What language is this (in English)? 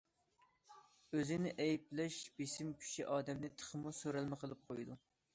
Uyghur